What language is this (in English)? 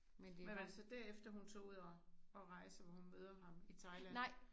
Danish